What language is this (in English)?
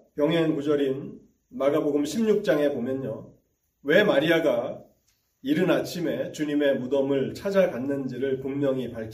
Korean